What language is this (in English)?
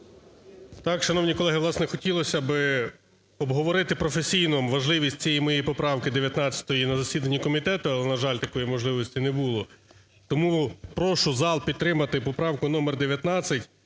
Ukrainian